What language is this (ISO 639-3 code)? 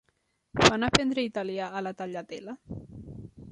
cat